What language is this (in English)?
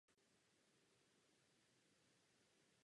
Czech